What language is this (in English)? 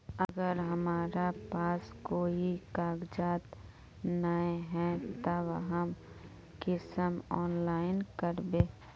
Magahi